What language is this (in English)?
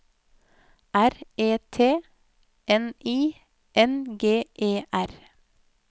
Norwegian